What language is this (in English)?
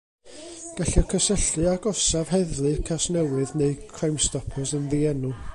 Welsh